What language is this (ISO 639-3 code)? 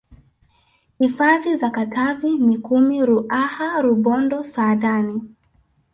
swa